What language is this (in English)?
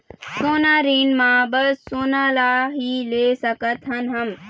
Chhattisgarhi